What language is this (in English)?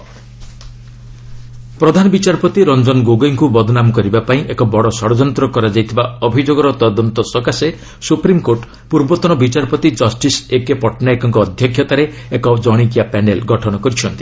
Odia